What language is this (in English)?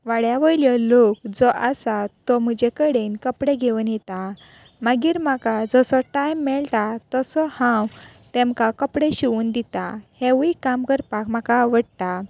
Konkani